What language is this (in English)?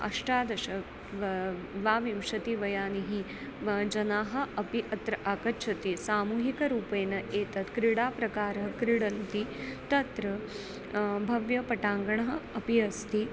Sanskrit